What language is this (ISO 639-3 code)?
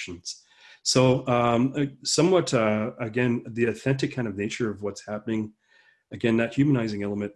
eng